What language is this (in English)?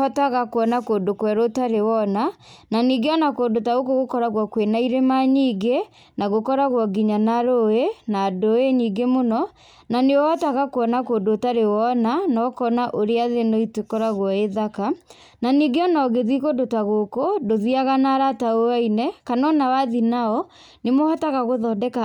Kikuyu